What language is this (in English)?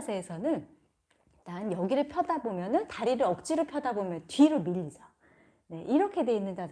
Korean